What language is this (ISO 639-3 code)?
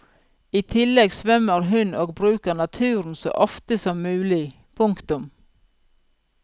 nor